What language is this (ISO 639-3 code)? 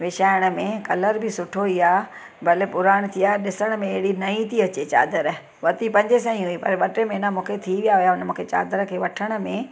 snd